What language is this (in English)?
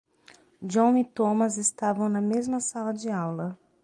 Portuguese